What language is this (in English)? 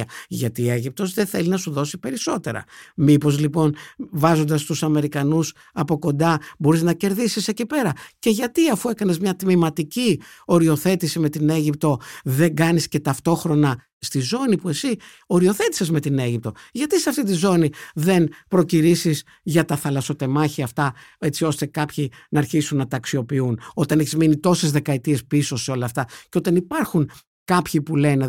Greek